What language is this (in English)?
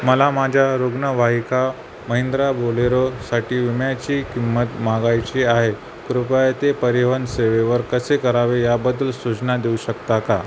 Marathi